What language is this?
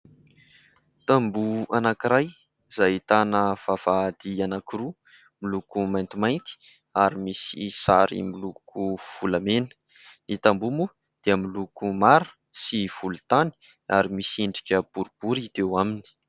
Malagasy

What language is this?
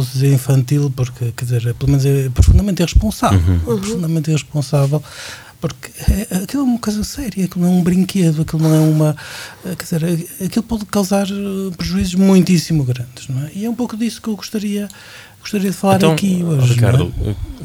Portuguese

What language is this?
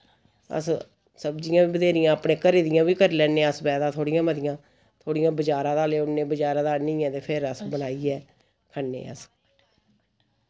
Dogri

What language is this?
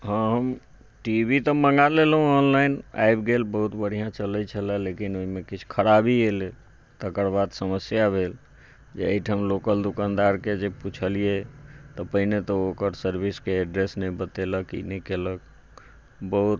Maithili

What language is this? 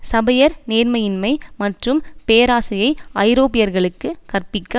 Tamil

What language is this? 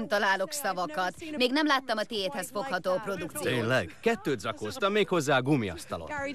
Hungarian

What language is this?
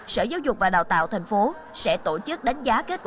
Vietnamese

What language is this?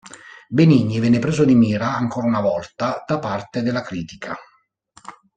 Italian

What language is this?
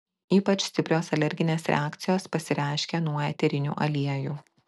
Lithuanian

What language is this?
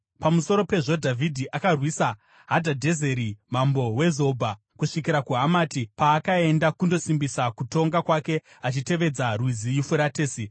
Shona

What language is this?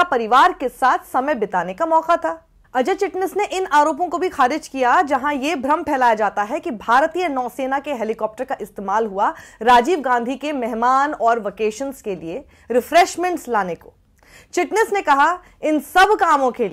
Hindi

